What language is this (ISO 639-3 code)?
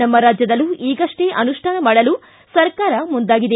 kan